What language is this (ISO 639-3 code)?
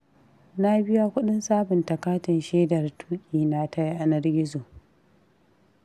hau